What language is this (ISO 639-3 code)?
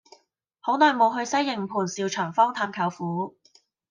yue